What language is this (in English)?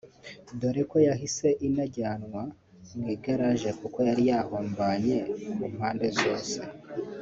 Kinyarwanda